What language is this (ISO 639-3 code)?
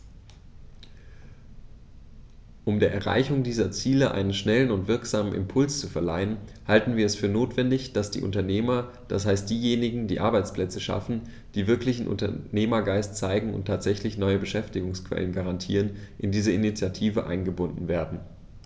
deu